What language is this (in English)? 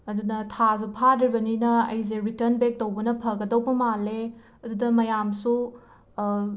Manipuri